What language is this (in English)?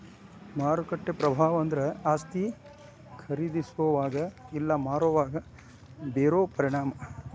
Kannada